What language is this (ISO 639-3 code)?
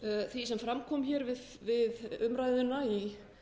isl